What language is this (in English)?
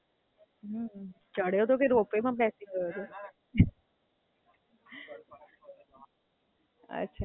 Gujarati